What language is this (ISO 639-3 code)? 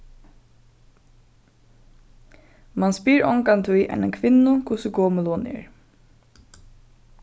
fao